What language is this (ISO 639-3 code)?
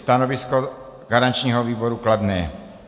ces